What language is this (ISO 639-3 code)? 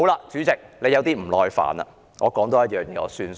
yue